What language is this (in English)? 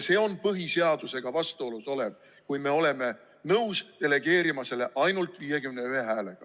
Estonian